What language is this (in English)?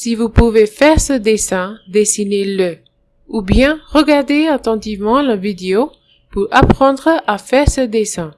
French